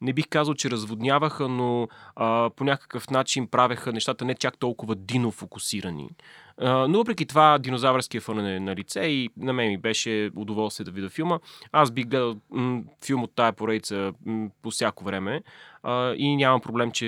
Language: Bulgarian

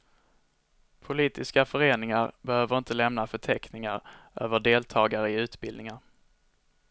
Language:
Swedish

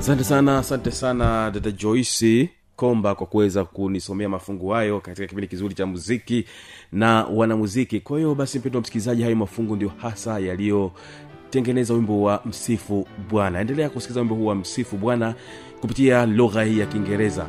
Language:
Swahili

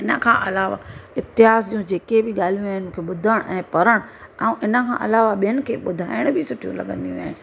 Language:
Sindhi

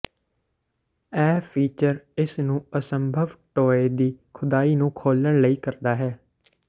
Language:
Punjabi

